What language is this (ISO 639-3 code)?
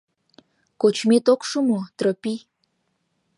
chm